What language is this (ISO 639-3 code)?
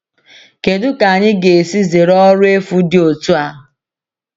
ibo